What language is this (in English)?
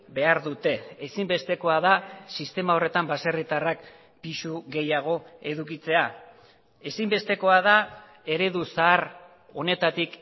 Basque